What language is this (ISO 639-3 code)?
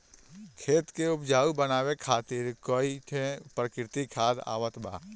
bho